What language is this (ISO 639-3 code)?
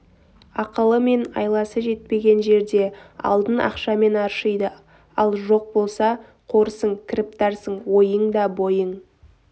kaz